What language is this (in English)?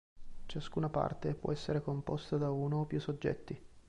Italian